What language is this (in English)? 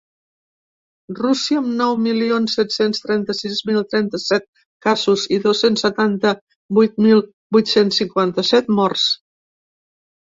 Catalan